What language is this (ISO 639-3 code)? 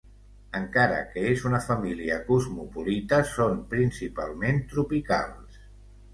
cat